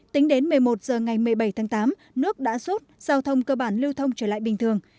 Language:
Vietnamese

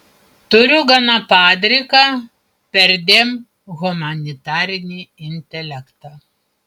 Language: Lithuanian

